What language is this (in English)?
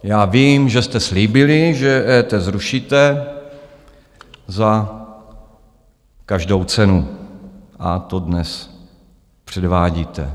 Czech